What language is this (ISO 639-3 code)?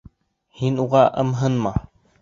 bak